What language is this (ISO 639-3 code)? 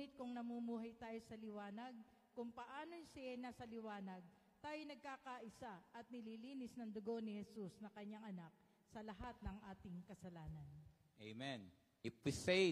fil